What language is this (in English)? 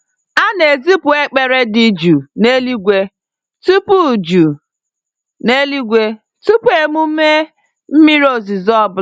Igbo